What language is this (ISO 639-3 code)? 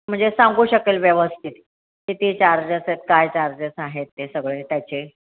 mar